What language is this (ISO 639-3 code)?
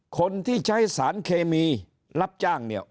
tha